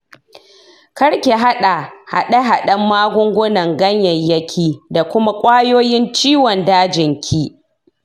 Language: Hausa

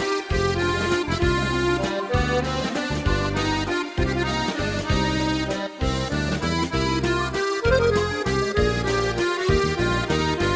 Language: Greek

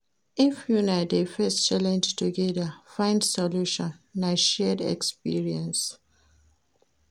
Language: Nigerian Pidgin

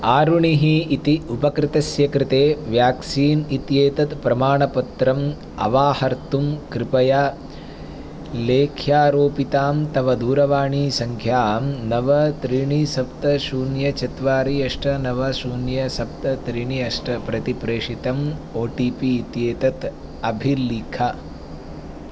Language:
Sanskrit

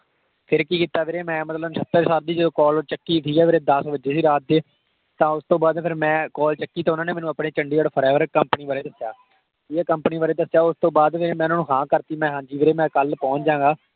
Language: Punjabi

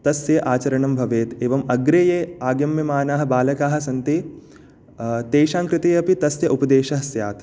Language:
Sanskrit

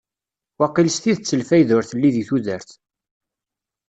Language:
Kabyle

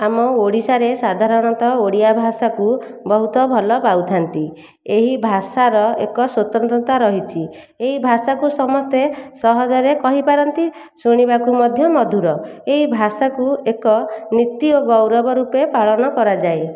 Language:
Odia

